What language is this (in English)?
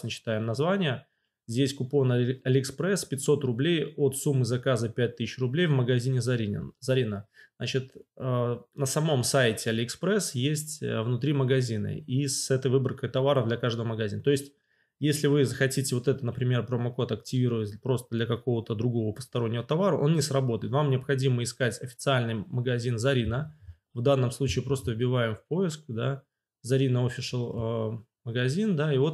Russian